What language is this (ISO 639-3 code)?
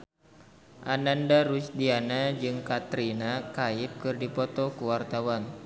sun